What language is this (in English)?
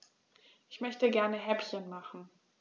German